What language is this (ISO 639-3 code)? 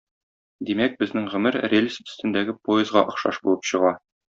tat